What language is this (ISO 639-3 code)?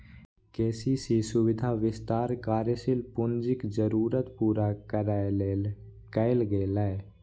mai